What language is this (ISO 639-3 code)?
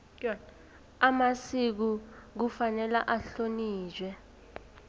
nbl